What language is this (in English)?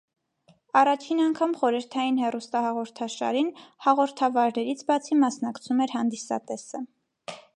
Armenian